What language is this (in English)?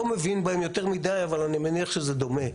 Hebrew